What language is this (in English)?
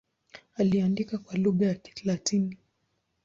Swahili